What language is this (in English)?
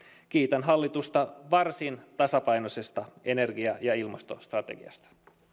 Finnish